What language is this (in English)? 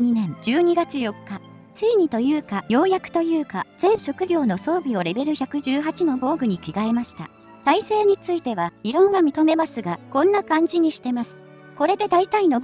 Japanese